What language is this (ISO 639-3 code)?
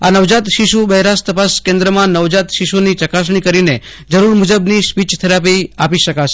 guj